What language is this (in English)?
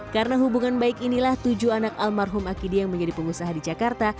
Indonesian